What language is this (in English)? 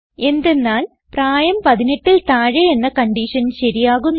Malayalam